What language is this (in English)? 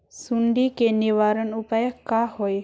Magahi